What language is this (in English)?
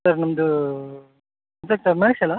Kannada